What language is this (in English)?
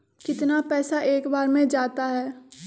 Magahi